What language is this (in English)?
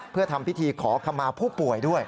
Thai